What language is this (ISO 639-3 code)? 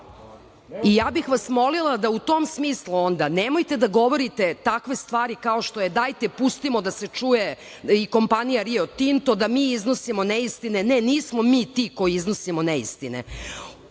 srp